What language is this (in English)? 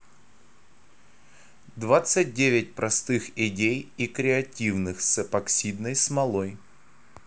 Russian